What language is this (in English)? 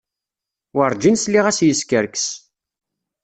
Kabyle